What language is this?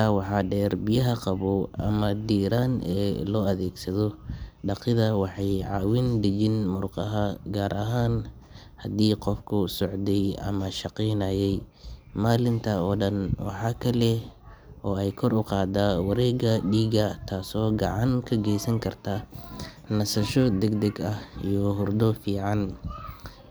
Somali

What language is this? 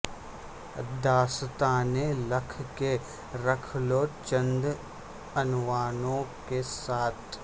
Urdu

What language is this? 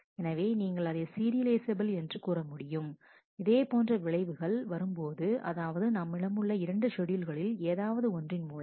Tamil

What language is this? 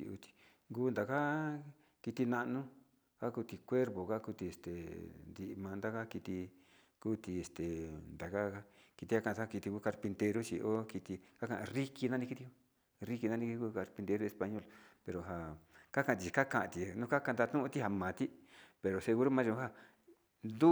Sinicahua Mixtec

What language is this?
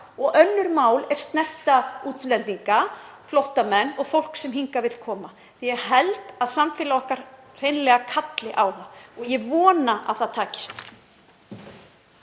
Icelandic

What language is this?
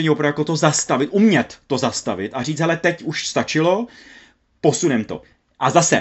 Czech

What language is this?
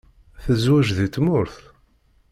Kabyle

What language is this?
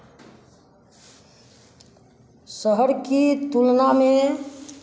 Hindi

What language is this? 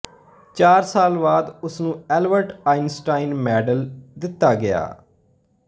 Punjabi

